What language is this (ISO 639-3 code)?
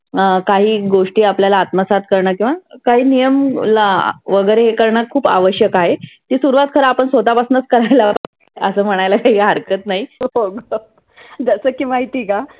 mar